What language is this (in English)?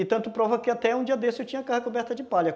Portuguese